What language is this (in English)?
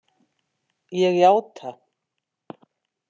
Icelandic